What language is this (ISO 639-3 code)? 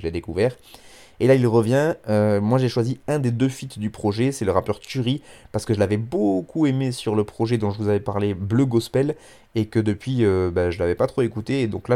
fra